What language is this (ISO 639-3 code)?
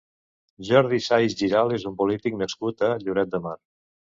cat